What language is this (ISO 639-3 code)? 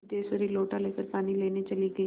hin